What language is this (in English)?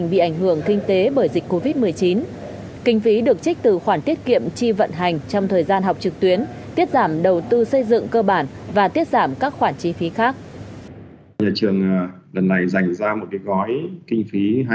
Vietnamese